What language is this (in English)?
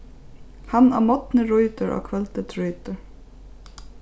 Faroese